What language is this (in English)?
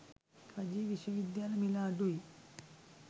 Sinhala